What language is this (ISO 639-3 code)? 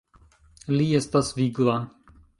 epo